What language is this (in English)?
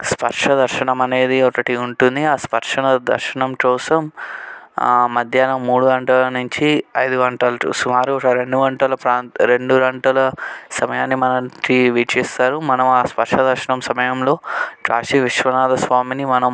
Telugu